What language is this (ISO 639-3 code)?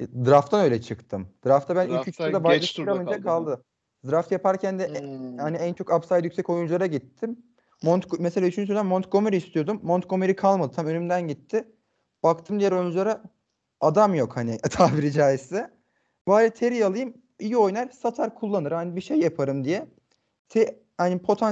tur